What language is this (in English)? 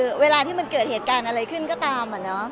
Thai